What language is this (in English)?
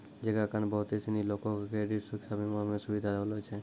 Maithili